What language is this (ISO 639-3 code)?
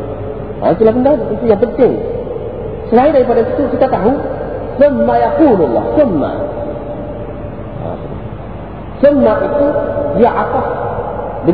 msa